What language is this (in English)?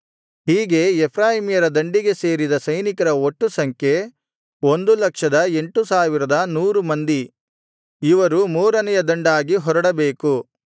Kannada